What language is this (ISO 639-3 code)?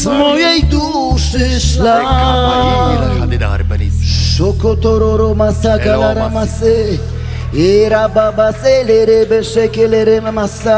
pol